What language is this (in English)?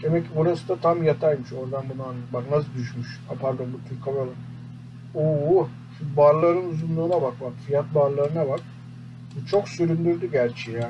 Turkish